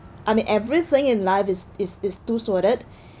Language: English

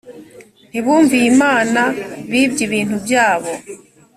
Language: Kinyarwanda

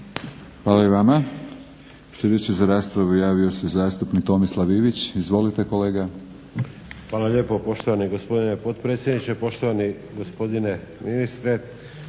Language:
Croatian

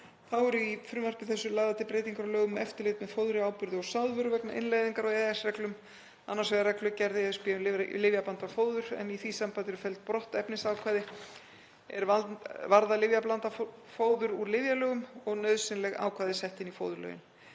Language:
Icelandic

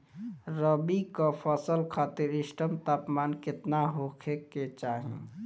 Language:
Bhojpuri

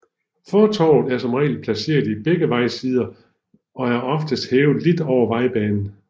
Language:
Danish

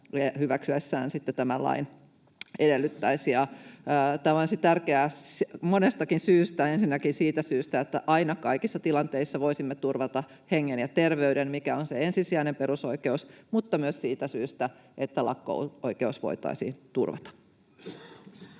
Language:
Finnish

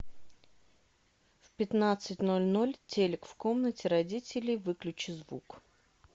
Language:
Russian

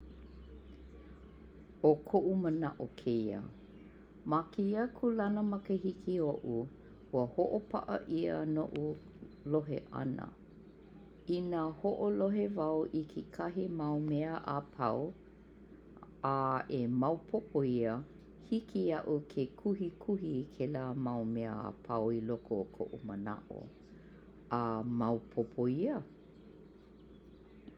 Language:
Hawaiian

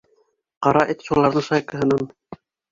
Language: Bashkir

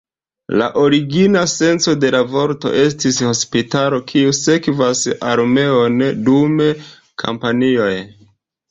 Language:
Esperanto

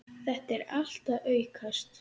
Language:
Icelandic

